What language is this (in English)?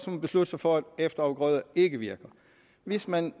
Danish